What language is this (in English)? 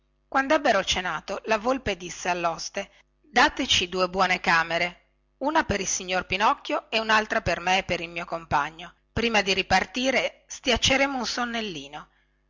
Italian